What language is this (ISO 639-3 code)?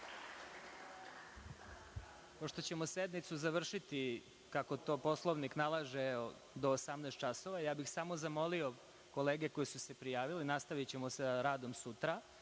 srp